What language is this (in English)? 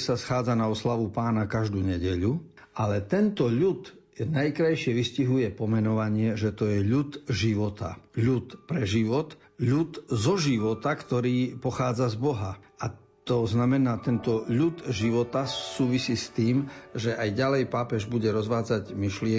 Slovak